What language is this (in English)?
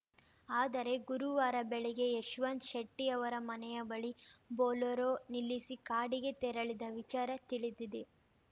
Kannada